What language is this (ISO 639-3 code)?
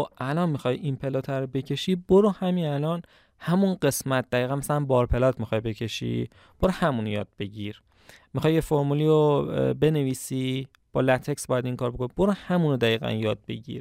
fas